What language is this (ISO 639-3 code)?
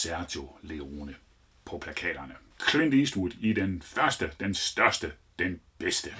dan